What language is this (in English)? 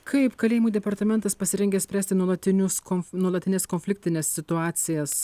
Lithuanian